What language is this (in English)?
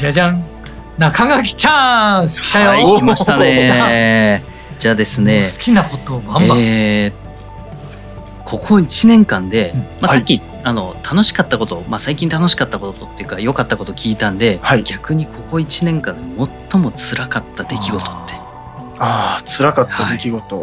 Japanese